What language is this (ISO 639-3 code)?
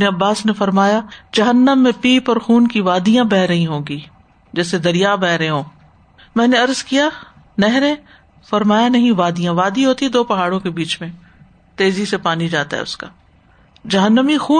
urd